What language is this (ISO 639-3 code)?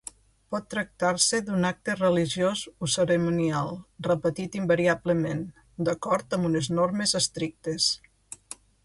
cat